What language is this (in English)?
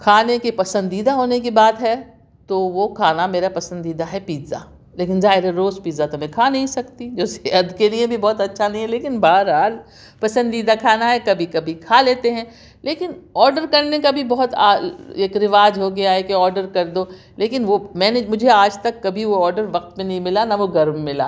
Urdu